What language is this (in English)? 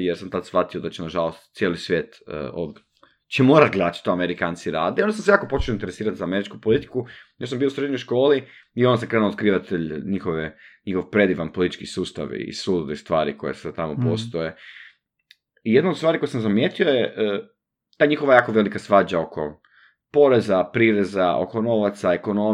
Croatian